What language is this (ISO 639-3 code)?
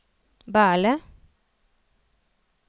nor